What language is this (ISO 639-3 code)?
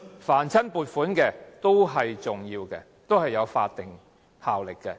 yue